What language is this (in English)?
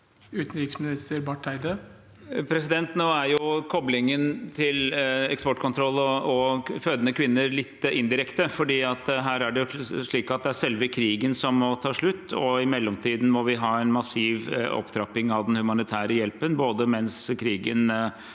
Norwegian